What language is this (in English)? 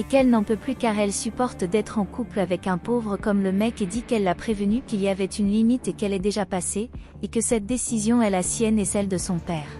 French